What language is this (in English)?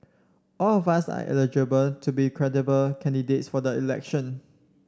English